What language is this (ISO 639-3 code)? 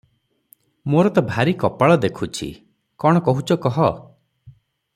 ori